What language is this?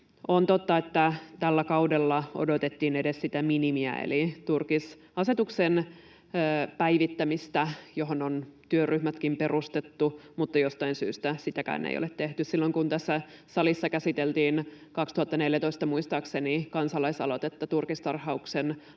Finnish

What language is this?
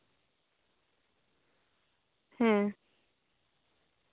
Santali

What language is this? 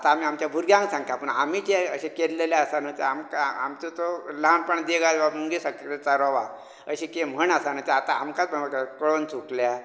Konkani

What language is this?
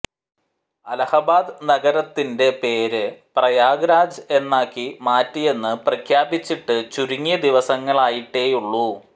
Malayalam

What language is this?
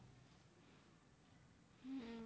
Gujarati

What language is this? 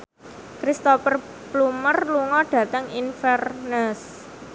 Javanese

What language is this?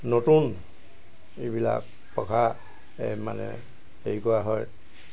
Assamese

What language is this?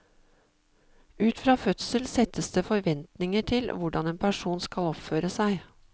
Norwegian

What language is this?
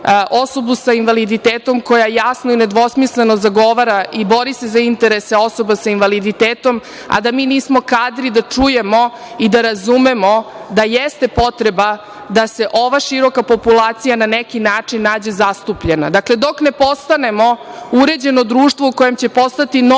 Serbian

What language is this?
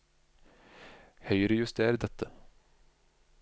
Norwegian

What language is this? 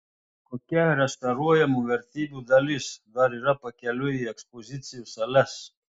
Lithuanian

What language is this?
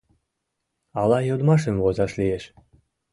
Mari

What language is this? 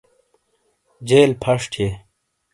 Shina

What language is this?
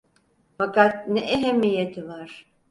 Turkish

